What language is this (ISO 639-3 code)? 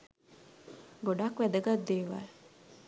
sin